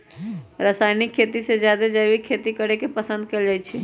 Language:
Magahi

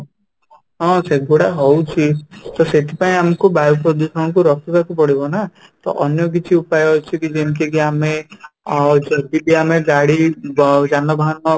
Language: Odia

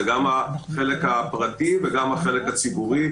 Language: Hebrew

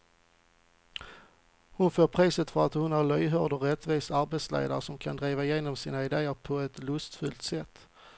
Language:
Swedish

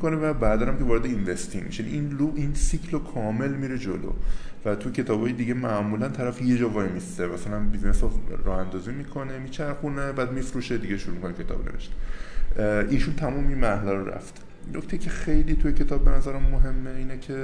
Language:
Persian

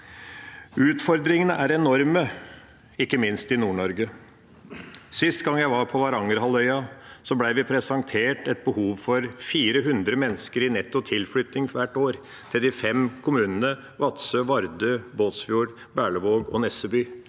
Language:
Norwegian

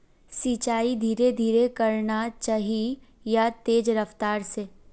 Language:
Magahi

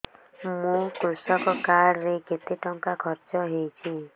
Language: Odia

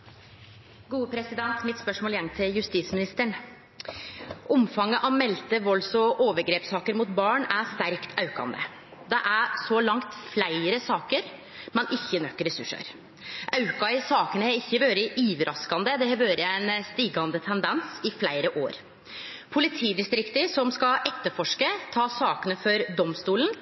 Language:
Norwegian Nynorsk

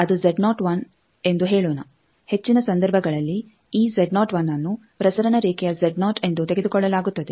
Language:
Kannada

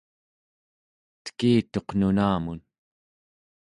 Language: Central Yupik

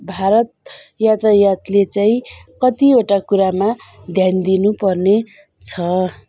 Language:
Nepali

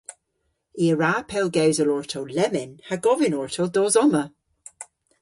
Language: Cornish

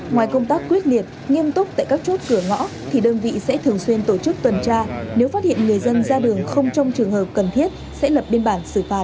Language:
Vietnamese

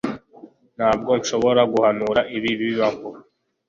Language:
Kinyarwanda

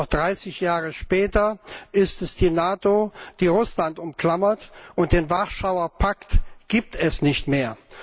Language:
German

